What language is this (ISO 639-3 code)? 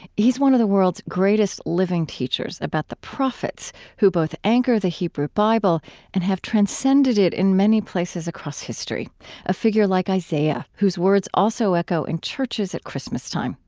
eng